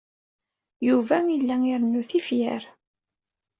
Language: Kabyle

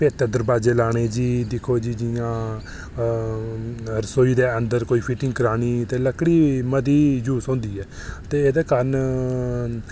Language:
Dogri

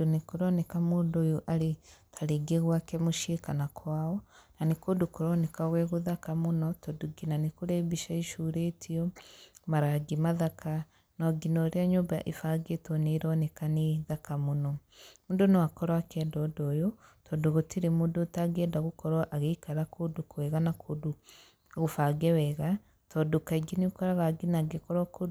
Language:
Kikuyu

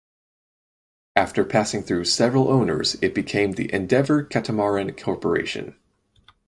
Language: English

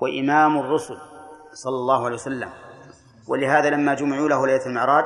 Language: Arabic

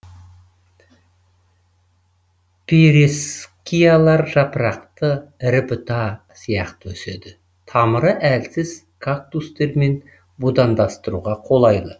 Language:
Kazakh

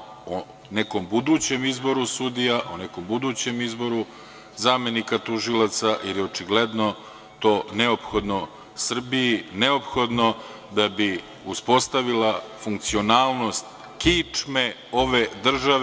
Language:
Serbian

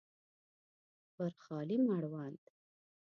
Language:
Pashto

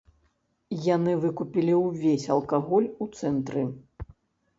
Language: Belarusian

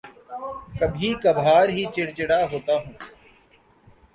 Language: Urdu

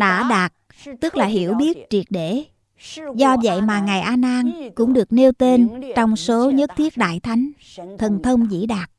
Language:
Vietnamese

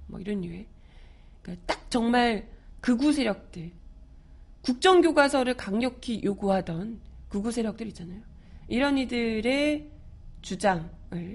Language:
Korean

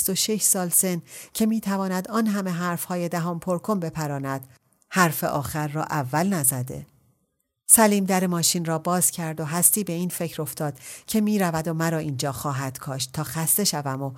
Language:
Persian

